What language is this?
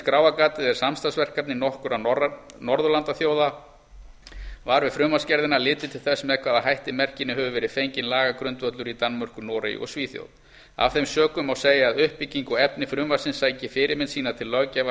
Icelandic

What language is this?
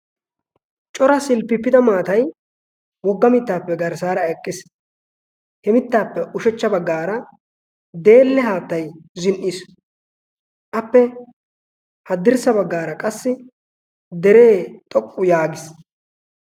Wolaytta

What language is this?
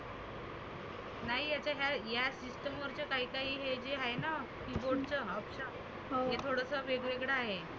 Marathi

